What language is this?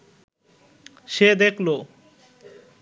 Bangla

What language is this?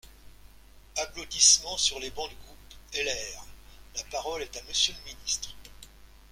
French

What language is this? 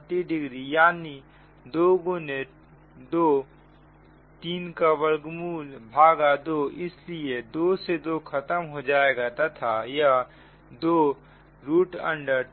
Hindi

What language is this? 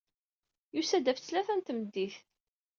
Kabyle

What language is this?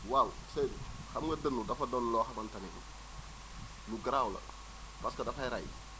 Wolof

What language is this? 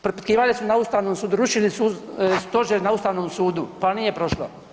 Croatian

